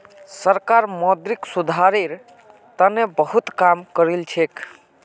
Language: Magahi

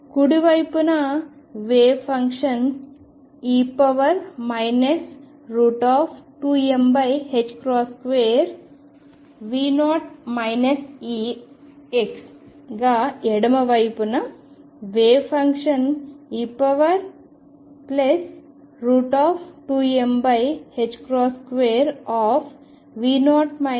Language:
Telugu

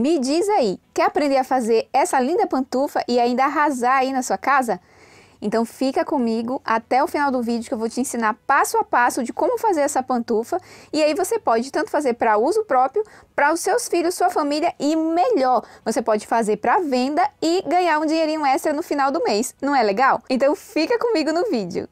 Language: Portuguese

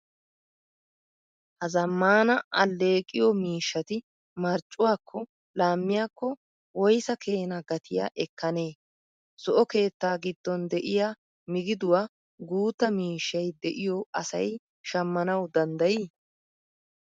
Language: Wolaytta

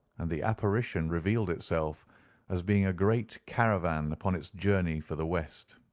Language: English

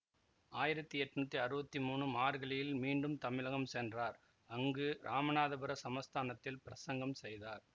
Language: Tamil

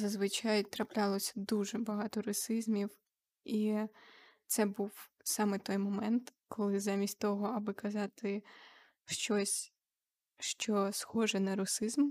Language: Ukrainian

